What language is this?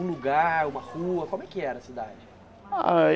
Portuguese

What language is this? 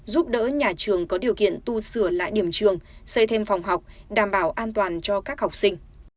Vietnamese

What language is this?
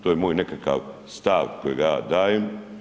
Croatian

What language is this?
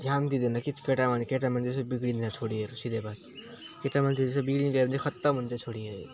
Nepali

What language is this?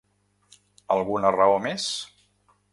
Catalan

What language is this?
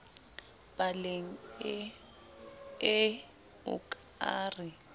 Southern Sotho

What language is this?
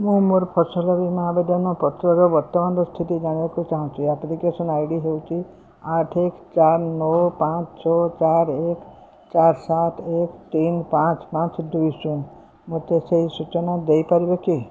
Odia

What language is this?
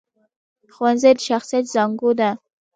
Pashto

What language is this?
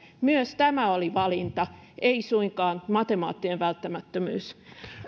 Finnish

